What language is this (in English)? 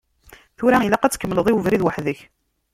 Kabyle